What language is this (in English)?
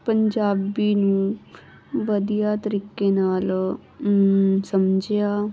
Punjabi